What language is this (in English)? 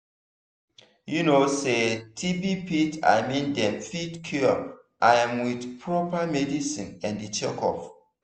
Nigerian Pidgin